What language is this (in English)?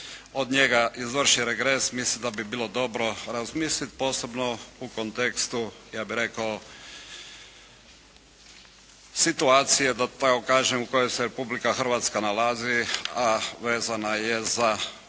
Croatian